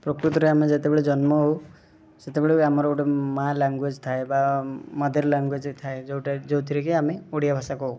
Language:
Odia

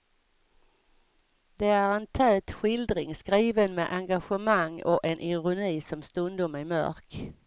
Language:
Swedish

